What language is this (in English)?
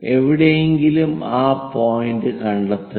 Malayalam